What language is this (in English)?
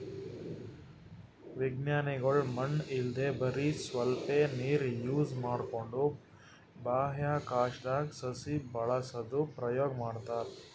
Kannada